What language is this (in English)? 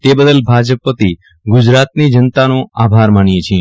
Gujarati